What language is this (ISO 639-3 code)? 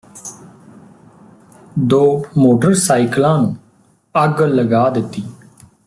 pan